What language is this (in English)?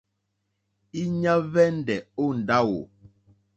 Mokpwe